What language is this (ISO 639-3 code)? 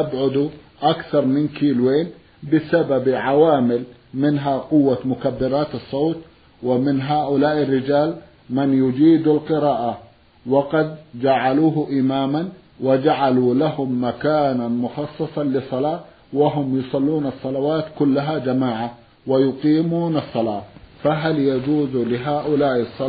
ara